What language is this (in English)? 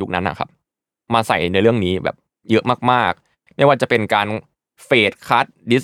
Thai